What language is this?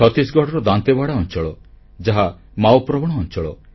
Odia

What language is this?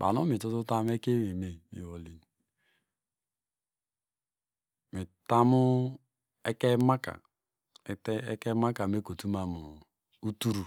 Degema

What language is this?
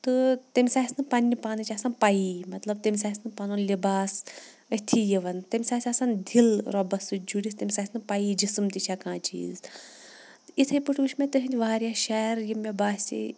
Kashmiri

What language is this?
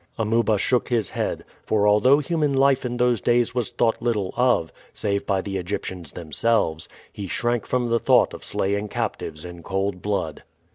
English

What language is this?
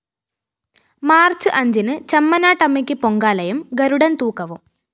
Malayalam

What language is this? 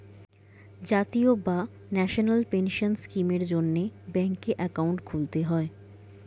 Bangla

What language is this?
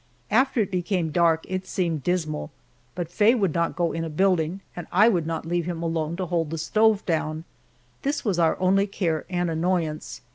English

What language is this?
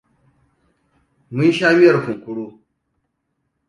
Hausa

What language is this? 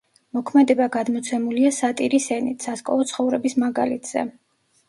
Georgian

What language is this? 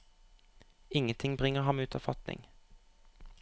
Norwegian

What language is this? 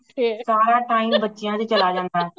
Punjabi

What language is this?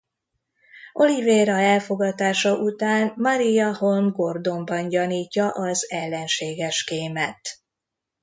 Hungarian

